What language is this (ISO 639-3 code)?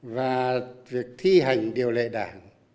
vie